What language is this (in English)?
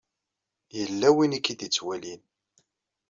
Kabyle